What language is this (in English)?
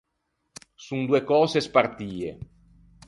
Ligurian